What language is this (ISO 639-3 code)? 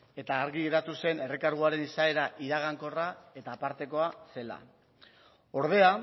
eus